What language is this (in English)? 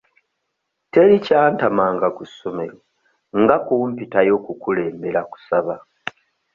Ganda